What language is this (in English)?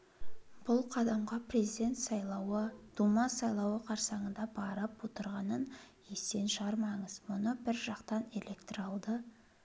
Kazakh